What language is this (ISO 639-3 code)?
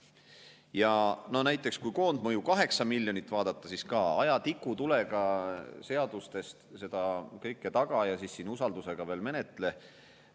est